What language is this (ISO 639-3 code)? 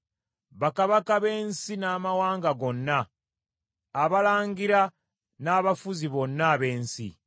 lug